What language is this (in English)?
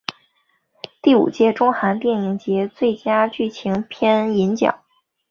Chinese